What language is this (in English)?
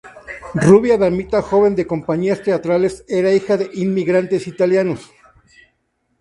Spanish